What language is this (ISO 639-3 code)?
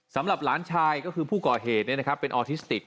tha